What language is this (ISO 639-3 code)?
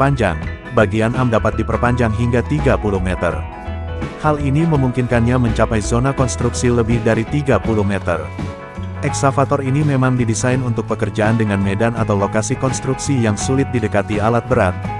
ind